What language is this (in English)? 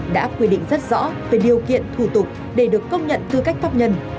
Vietnamese